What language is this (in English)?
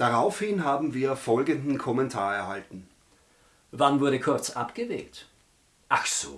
German